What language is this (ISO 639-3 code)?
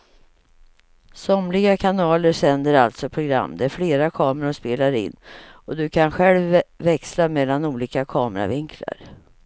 swe